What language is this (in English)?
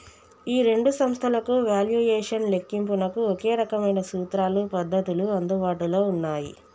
Telugu